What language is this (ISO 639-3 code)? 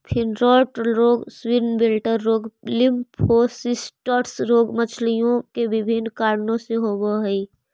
mag